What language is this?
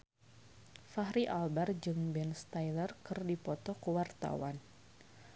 Sundanese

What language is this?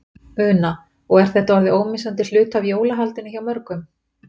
Icelandic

